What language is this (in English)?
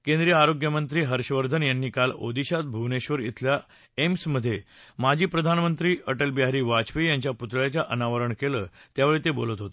Marathi